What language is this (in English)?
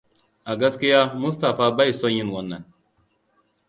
Hausa